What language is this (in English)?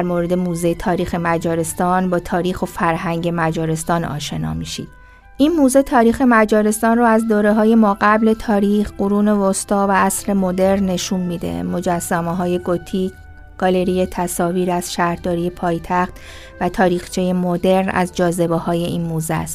Persian